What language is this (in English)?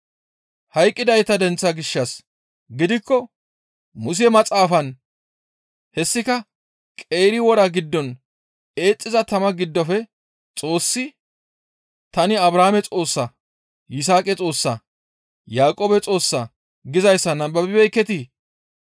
Gamo